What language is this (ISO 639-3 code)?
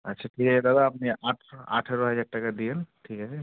ben